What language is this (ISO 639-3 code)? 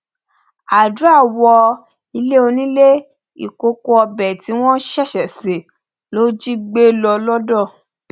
yor